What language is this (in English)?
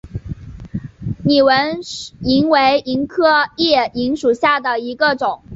Chinese